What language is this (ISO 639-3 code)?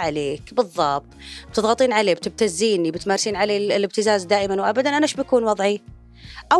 ara